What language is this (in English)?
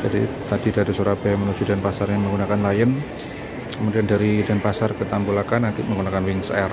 Indonesian